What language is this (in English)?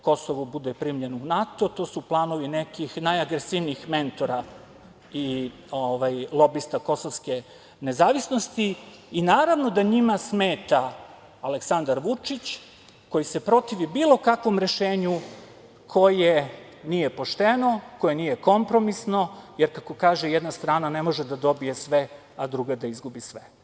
Serbian